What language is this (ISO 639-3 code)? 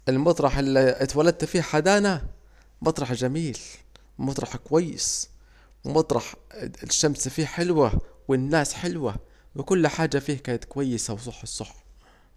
aec